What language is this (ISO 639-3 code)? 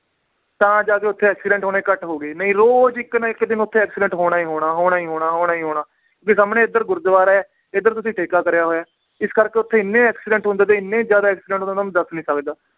pan